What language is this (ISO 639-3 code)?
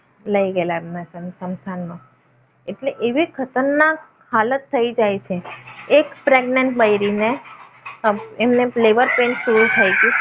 guj